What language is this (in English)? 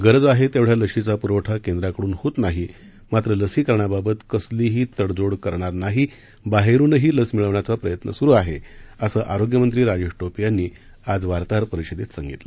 Marathi